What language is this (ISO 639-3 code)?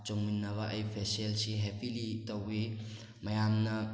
mni